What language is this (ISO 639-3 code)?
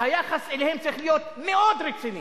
heb